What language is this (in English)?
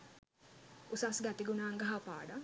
Sinhala